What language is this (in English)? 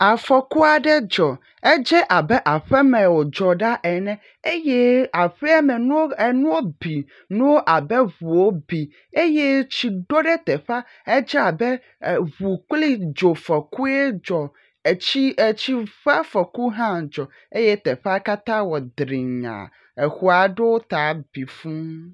Ewe